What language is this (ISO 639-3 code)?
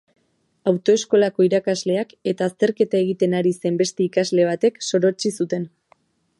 eus